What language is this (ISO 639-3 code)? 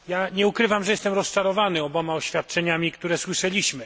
pol